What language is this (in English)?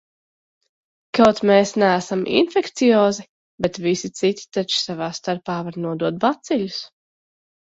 Latvian